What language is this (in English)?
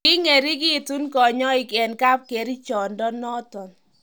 Kalenjin